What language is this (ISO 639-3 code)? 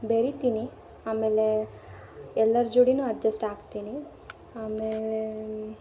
kan